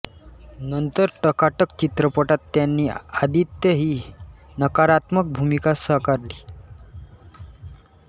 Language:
Marathi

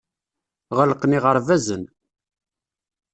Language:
Kabyle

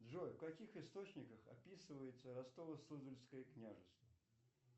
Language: Russian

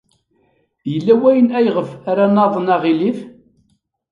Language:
Kabyle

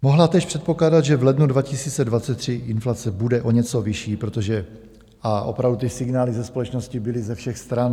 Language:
Czech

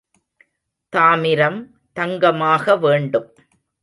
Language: Tamil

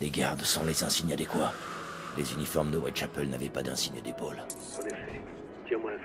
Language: French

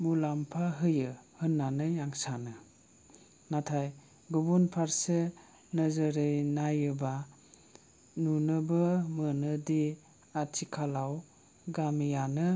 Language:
Bodo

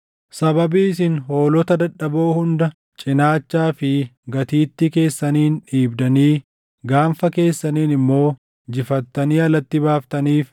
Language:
Oromo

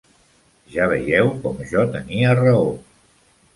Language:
Catalan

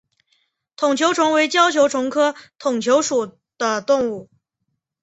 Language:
Chinese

